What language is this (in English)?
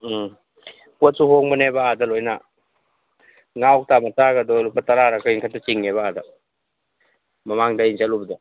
Manipuri